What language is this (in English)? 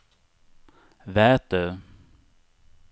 Swedish